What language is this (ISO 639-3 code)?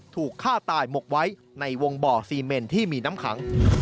tha